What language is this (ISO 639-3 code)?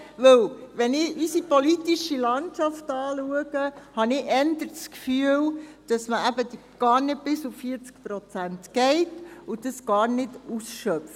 gsw